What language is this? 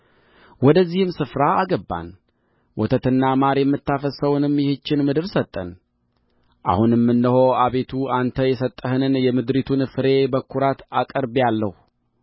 Amharic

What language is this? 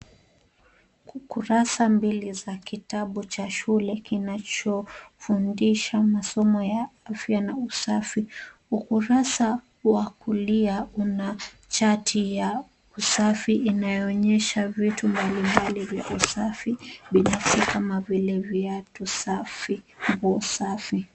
Swahili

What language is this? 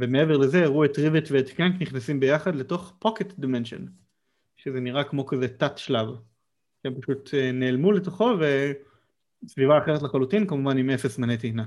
Hebrew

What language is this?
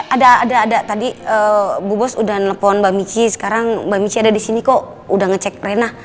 Indonesian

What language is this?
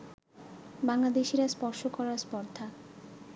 Bangla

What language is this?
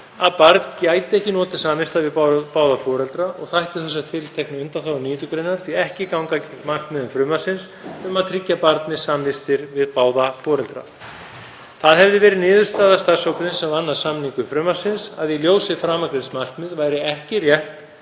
Icelandic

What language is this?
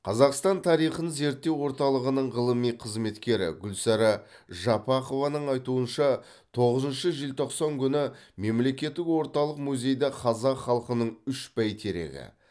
Kazakh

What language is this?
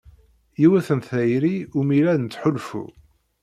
Kabyle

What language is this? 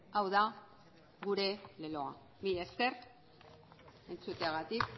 Basque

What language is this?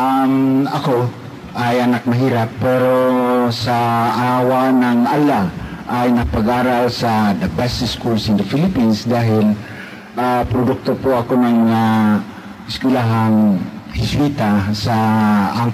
Filipino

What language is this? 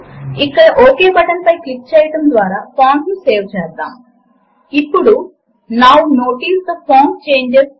Telugu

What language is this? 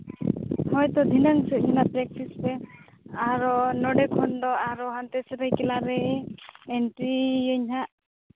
Santali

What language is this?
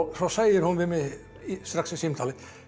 Icelandic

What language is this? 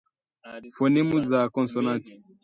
Swahili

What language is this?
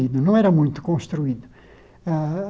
Portuguese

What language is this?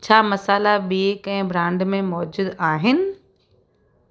Sindhi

